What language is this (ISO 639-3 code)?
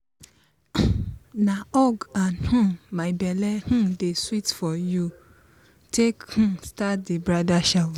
pcm